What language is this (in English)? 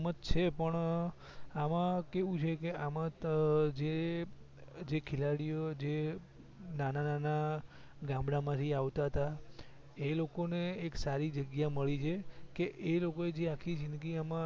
Gujarati